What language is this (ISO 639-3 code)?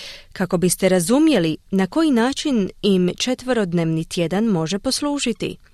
hrv